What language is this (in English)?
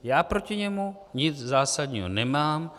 Czech